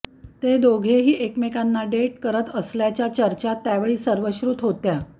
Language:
Marathi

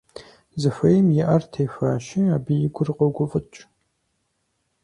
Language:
Kabardian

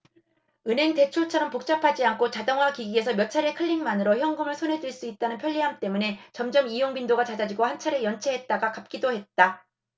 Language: Korean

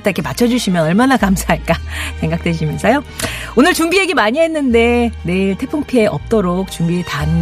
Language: Korean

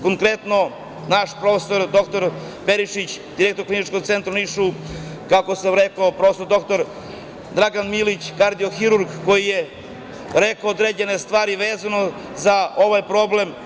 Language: Serbian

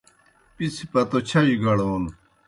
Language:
Kohistani Shina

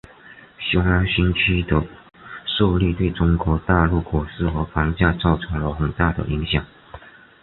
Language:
Chinese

